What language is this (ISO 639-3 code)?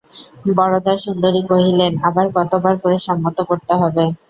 ben